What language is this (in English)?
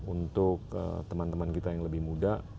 Indonesian